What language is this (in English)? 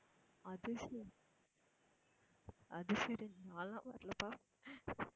Tamil